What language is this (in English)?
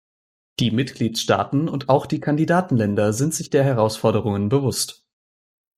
German